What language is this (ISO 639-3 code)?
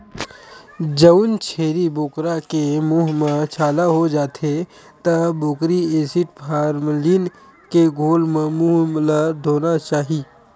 hne